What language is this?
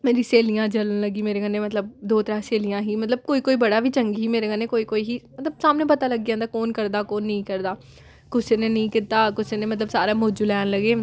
Dogri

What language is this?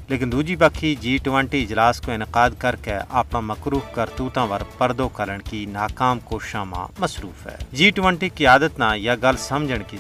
Urdu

